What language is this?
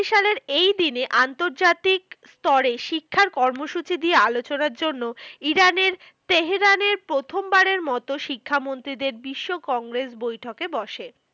Bangla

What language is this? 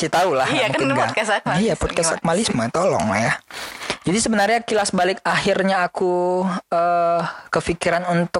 Indonesian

